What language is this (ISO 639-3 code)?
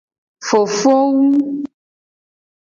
gej